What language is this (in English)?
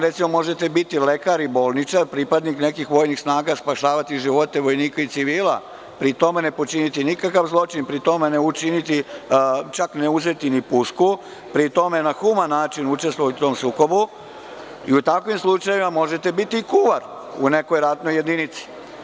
Serbian